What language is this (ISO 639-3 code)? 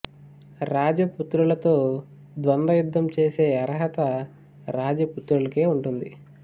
tel